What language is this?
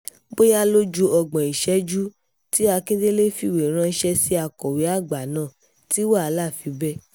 Yoruba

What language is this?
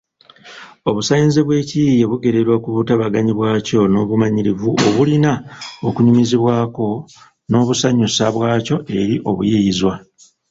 Ganda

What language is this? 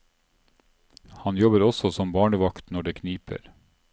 Norwegian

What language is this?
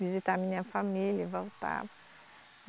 Portuguese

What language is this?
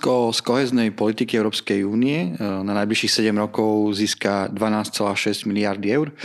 Slovak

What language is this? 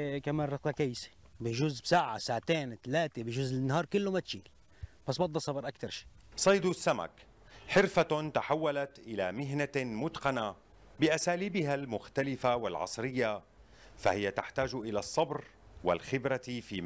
Arabic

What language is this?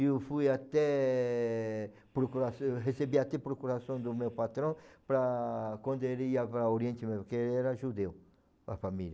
Portuguese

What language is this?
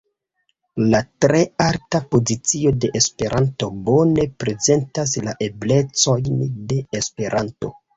Esperanto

